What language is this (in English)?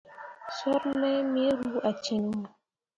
Mundang